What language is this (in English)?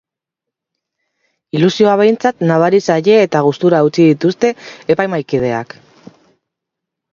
Basque